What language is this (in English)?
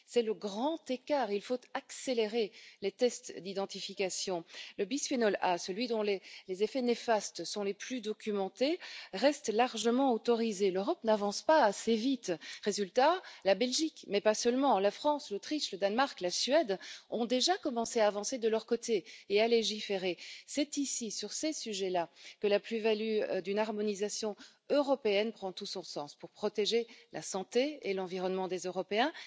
French